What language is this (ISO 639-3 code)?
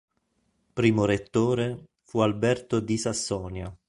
ita